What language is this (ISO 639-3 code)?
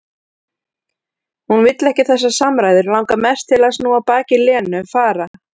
isl